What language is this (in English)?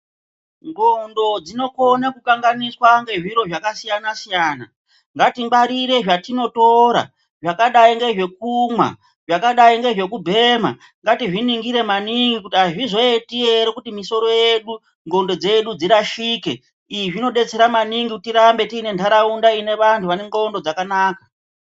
Ndau